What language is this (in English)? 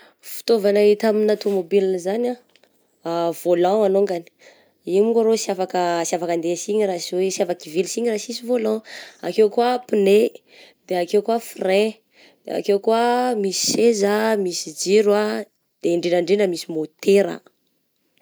Southern Betsimisaraka Malagasy